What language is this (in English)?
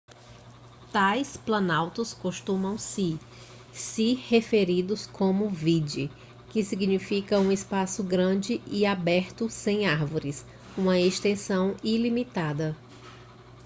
Portuguese